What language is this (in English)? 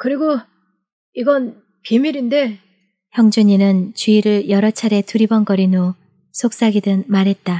Korean